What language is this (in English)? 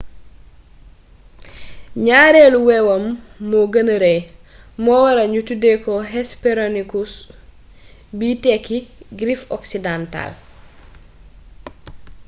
Wolof